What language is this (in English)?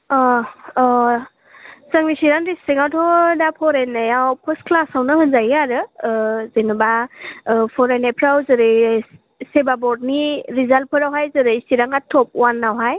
Bodo